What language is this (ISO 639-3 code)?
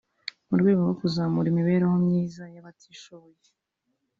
kin